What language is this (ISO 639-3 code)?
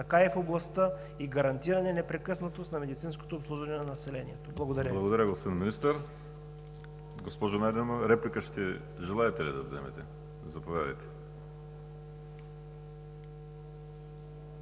bul